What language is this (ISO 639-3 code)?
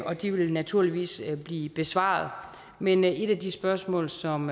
dan